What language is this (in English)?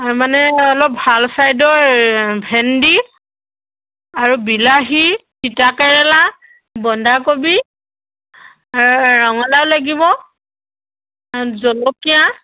Assamese